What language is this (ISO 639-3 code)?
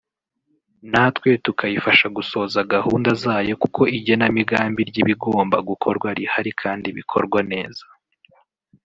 kin